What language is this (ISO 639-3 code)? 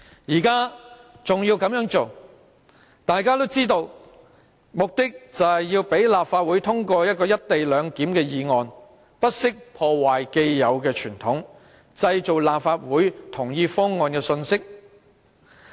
yue